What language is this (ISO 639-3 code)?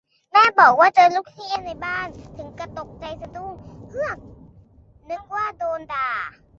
tha